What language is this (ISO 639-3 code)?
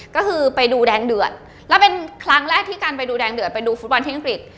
tha